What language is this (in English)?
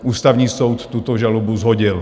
Czech